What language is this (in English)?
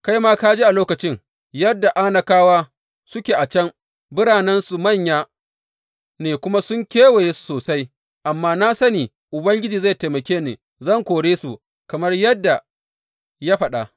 Hausa